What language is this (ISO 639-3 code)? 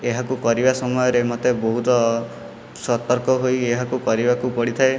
ori